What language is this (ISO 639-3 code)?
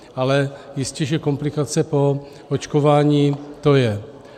ces